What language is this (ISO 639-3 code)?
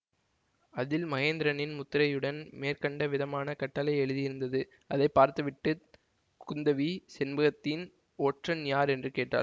tam